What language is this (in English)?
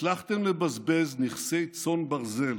Hebrew